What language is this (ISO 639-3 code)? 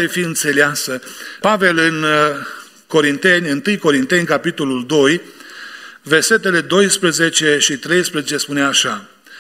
ron